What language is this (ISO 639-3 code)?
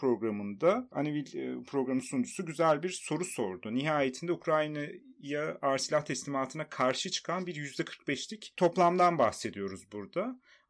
tur